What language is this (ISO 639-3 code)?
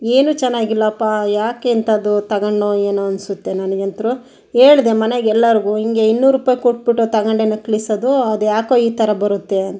kan